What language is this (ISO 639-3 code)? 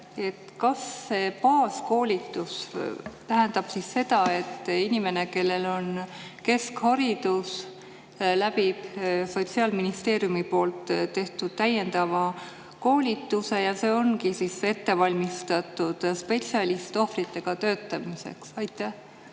est